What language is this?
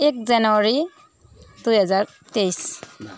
Nepali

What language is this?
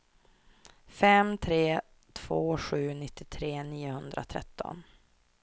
Swedish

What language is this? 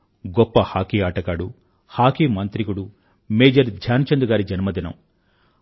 Telugu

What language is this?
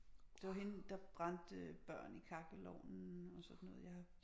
Danish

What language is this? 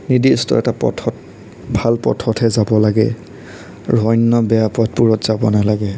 Assamese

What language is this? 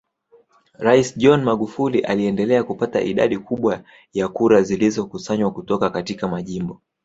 Swahili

